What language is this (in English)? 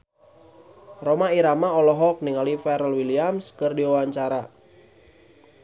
Sundanese